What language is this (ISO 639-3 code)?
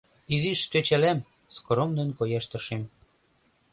chm